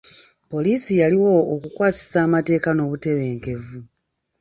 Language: Ganda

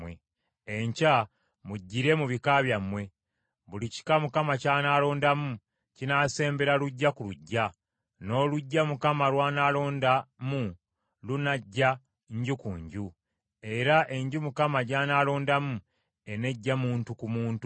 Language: Ganda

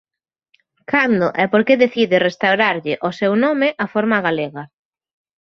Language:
Galician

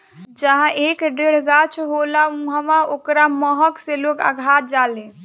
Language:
Bhojpuri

